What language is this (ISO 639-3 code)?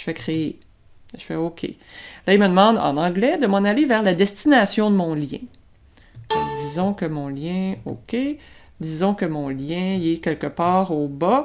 fra